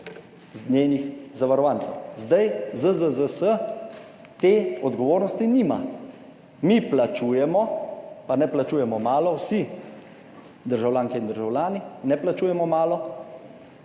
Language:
Slovenian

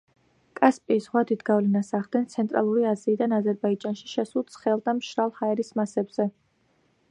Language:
Georgian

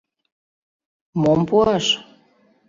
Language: Mari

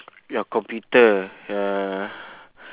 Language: English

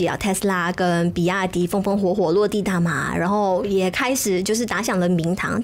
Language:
Chinese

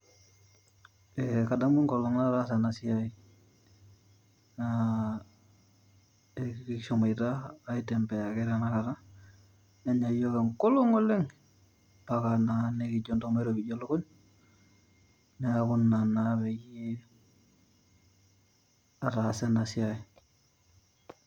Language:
Masai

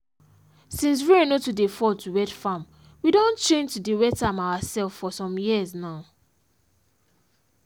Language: Nigerian Pidgin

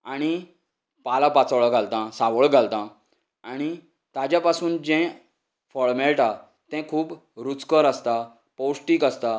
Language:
Konkani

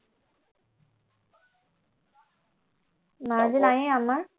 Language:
Assamese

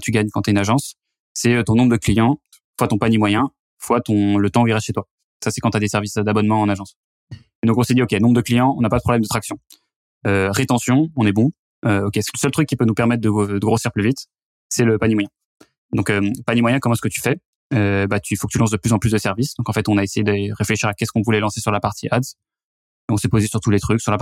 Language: French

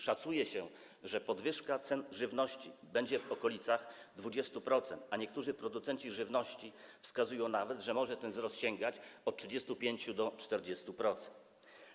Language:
Polish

